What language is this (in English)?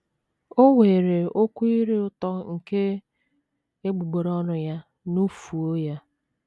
Igbo